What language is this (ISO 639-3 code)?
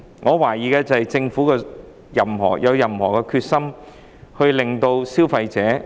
yue